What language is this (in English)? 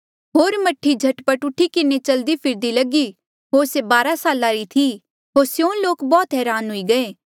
Mandeali